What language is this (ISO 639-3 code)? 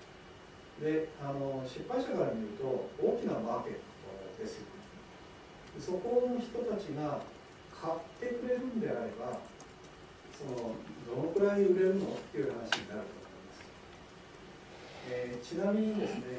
jpn